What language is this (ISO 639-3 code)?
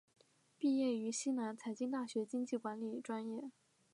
zho